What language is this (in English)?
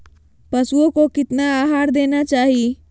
Magahi